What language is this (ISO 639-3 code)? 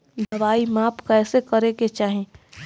bho